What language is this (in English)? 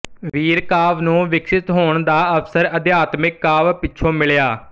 Punjabi